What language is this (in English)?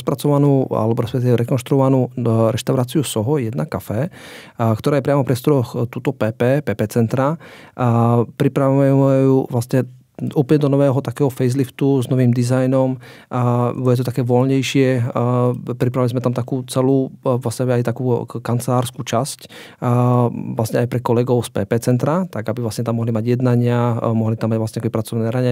Slovak